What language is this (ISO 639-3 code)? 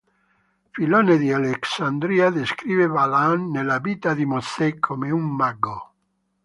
ita